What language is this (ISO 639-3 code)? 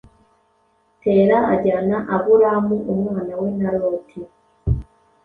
kin